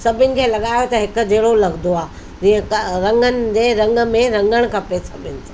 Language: Sindhi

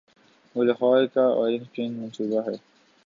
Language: Urdu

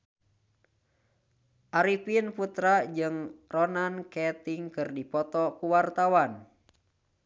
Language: Sundanese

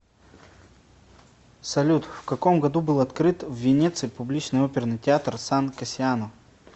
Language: Russian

